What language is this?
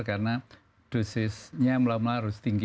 Indonesian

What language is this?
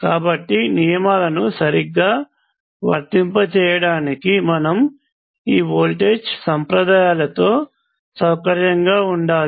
Telugu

